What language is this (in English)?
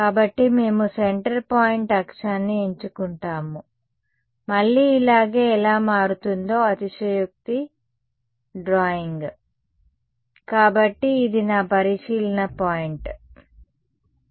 Telugu